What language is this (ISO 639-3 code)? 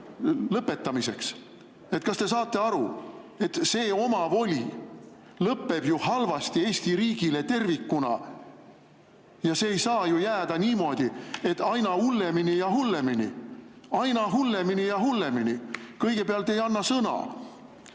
est